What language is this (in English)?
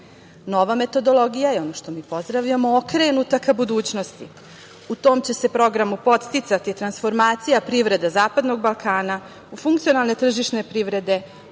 Serbian